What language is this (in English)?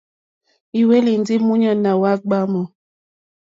Mokpwe